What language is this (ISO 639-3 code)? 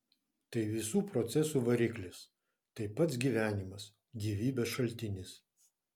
lit